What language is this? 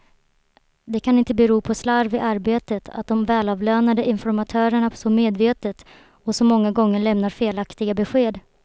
Swedish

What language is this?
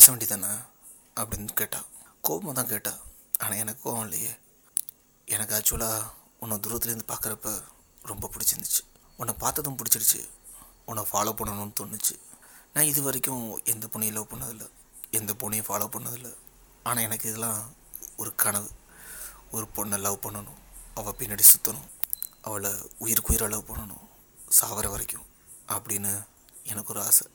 Tamil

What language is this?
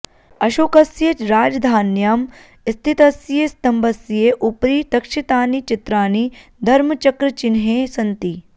Sanskrit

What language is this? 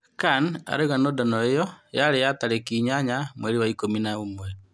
Kikuyu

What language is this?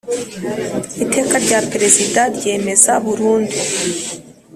Kinyarwanda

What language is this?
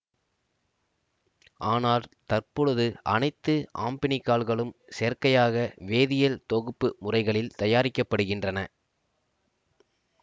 Tamil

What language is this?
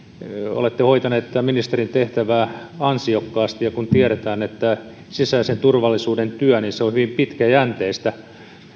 Finnish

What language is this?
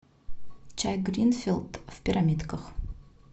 Russian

